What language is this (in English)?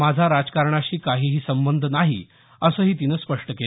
Marathi